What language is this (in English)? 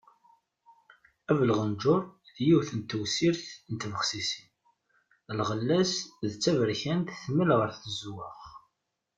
Kabyle